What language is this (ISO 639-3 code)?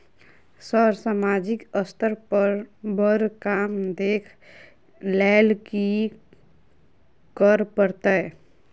mai